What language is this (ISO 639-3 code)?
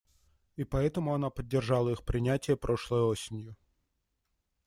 rus